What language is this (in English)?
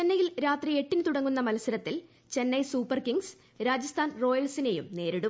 Malayalam